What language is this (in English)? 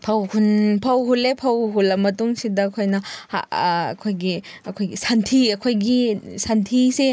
Manipuri